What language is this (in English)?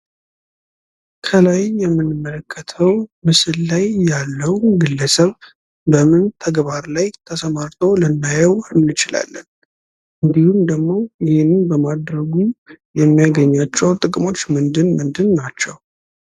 Amharic